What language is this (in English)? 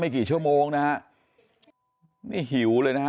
Thai